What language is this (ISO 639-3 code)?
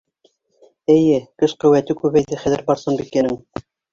bak